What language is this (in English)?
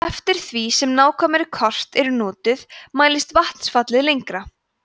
Icelandic